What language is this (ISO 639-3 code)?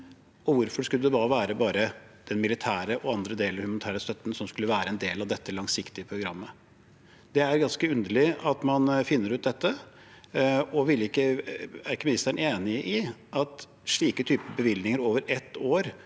nor